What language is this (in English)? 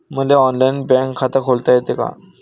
Marathi